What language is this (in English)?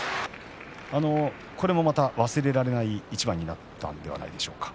Japanese